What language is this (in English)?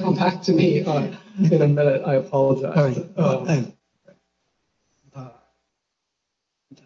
English